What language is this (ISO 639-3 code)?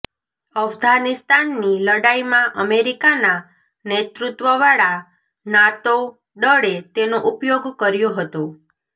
guj